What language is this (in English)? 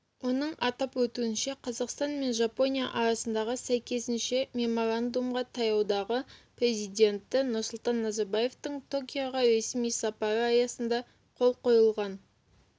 Kazakh